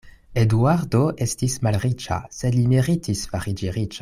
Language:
Esperanto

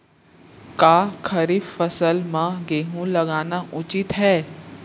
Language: Chhattisgarhi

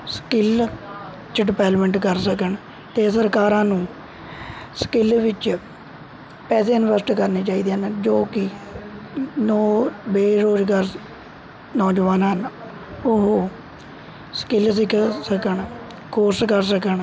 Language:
Punjabi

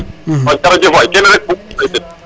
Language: Serer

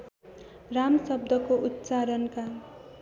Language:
Nepali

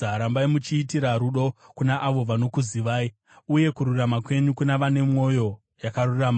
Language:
Shona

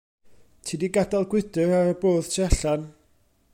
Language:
Welsh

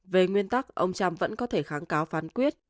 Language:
Vietnamese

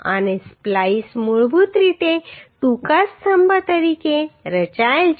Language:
Gujarati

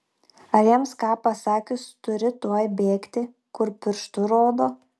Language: Lithuanian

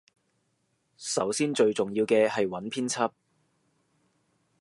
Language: Cantonese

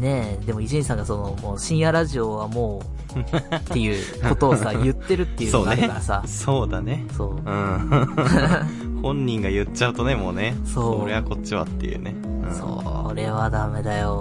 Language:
Japanese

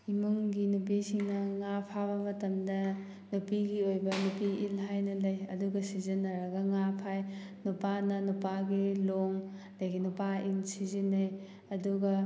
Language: Manipuri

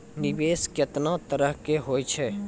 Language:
Maithili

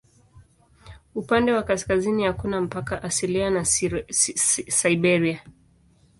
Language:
Swahili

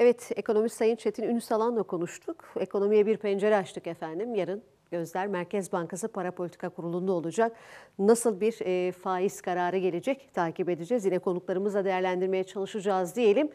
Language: Turkish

